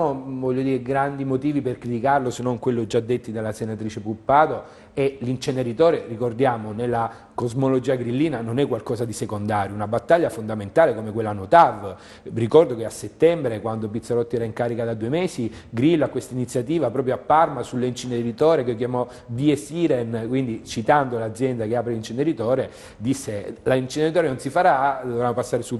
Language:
Italian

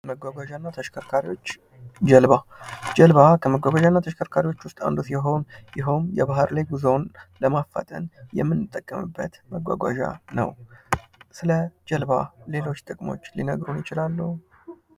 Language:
Amharic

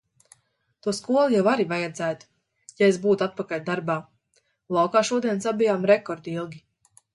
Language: Latvian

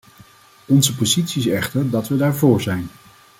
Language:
Dutch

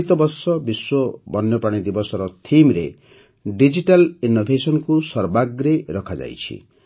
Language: Odia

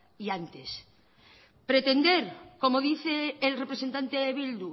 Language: Spanish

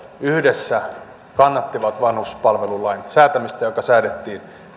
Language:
Finnish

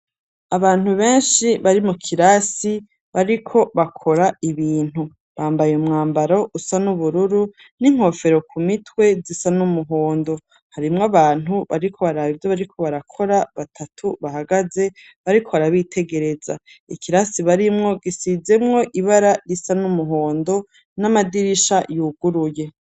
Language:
Rundi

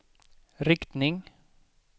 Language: Swedish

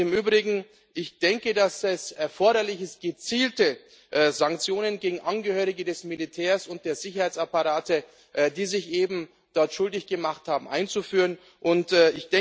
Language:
German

